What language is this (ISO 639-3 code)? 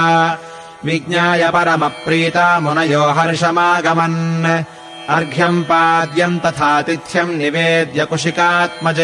kan